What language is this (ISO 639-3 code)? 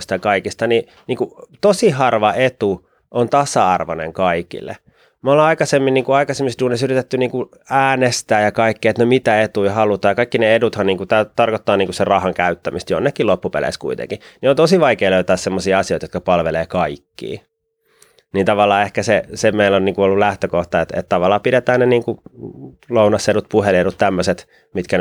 fin